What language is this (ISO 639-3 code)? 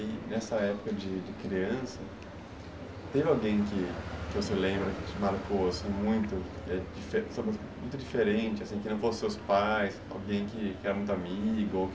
por